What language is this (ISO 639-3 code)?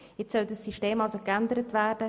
gsw